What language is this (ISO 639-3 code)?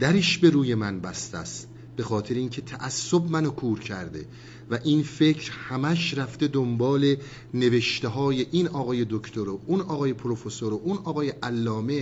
fas